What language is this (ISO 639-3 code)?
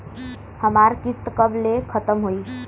bho